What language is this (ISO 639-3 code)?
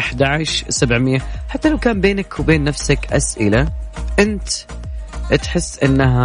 ara